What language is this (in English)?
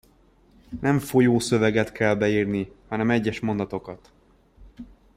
Hungarian